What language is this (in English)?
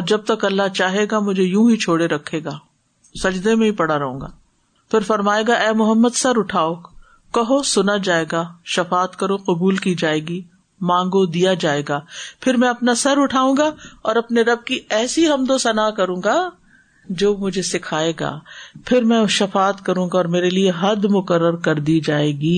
Urdu